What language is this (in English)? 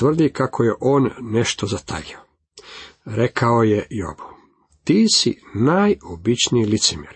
Croatian